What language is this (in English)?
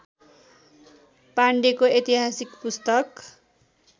Nepali